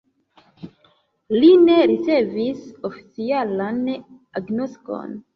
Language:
Esperanto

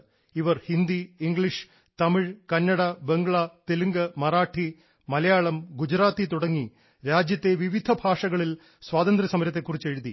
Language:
Malayalam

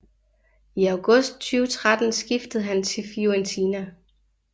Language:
Danish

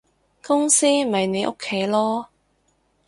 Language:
Cantonese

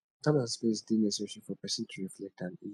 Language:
Nigerian Pidgin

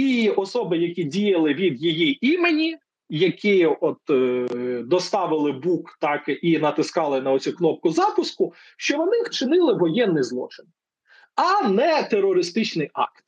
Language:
Ukrainian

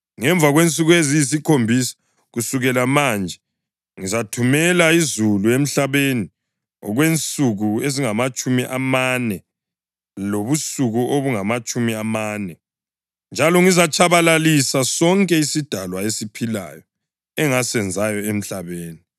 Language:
North Ndebele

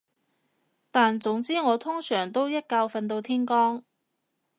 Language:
Cantonese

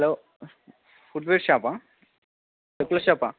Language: Telugu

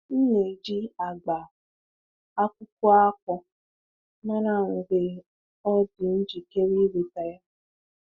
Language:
Igbo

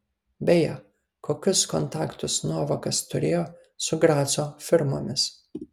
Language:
Lithuanian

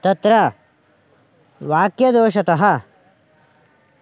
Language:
Sanskrit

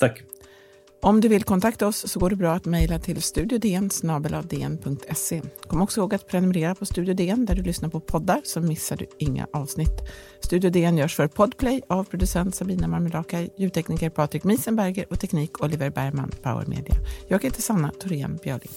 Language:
Swedish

